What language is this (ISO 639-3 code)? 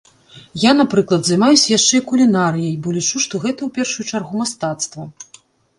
bel